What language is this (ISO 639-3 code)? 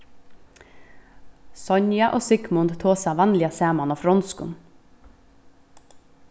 fao